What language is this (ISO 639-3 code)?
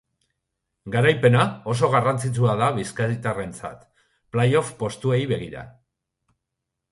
eus